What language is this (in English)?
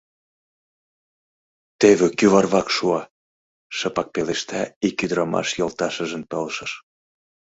Mari